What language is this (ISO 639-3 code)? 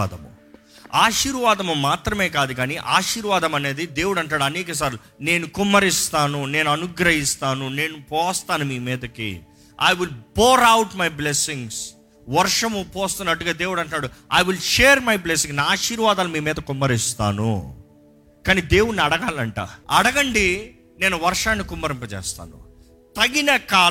tel